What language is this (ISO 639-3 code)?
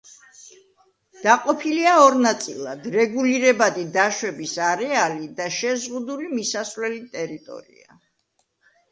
kat